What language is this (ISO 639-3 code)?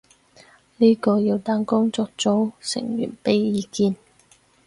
yue